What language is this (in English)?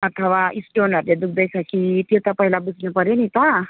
Nepali